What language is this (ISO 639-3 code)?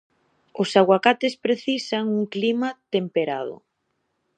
glg